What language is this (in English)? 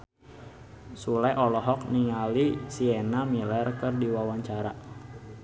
Sundanese